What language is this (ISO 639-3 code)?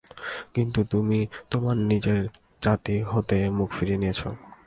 ben